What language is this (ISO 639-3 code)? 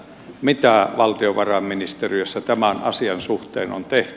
fin